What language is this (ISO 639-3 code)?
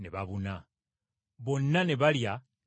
lug